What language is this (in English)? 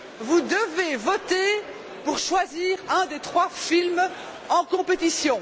French